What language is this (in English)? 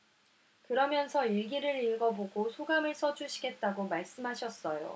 Korean